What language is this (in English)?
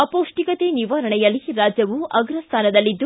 Kannada